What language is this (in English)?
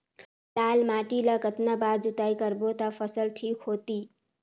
Chhattisgarhi